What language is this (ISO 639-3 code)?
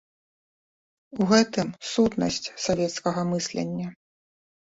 bel